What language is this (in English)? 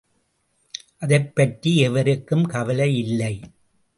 Tamil